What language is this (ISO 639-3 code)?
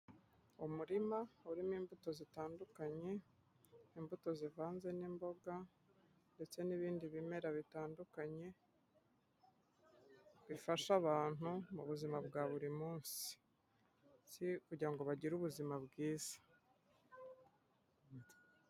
kin